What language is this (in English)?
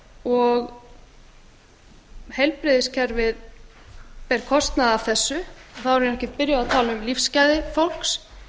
Icelandic